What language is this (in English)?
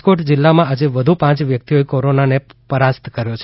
Gujarati